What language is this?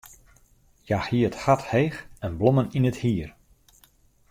Western Frisian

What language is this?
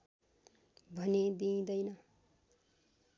Nepali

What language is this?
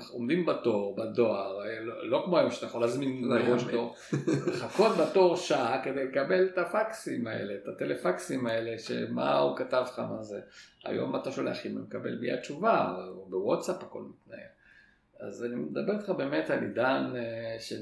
Hebrew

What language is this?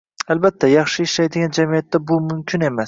Uzbek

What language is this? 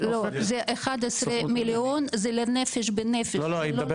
Hebrew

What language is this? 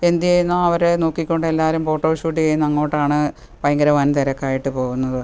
Malayalam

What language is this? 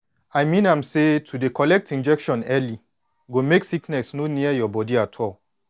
Nigerian Pidgin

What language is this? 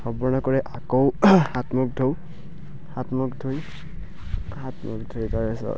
Assamese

